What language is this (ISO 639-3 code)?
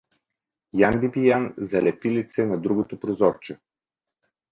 bul